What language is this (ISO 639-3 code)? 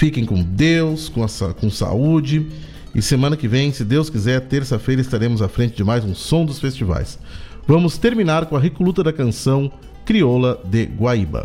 por